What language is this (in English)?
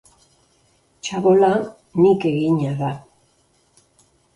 Basque